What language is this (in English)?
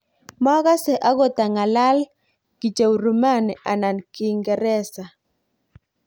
Kalenjin